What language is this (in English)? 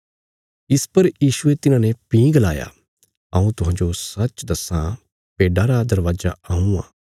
Bilaspuri